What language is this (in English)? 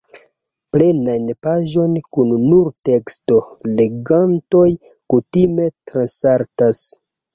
Esperanto